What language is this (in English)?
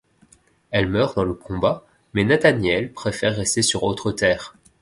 French